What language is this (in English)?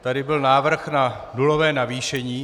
Czech